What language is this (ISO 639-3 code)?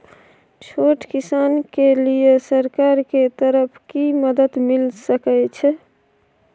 mai